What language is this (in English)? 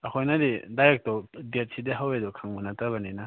Manipuri